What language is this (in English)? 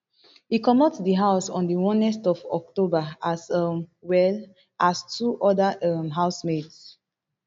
Nigerian Pidgin